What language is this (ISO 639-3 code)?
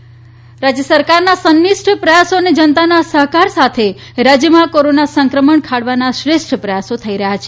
guj